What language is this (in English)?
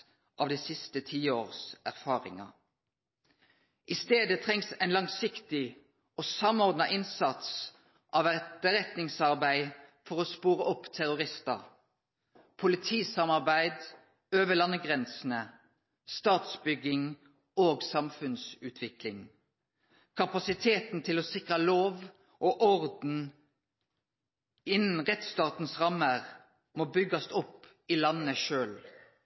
Norwegian Nynorsk